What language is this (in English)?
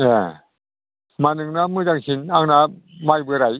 Bodo